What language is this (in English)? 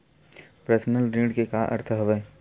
Chhattisgarhi